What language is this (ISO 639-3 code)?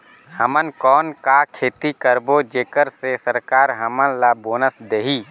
hne